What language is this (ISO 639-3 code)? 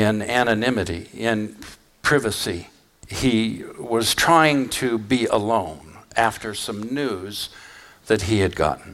eng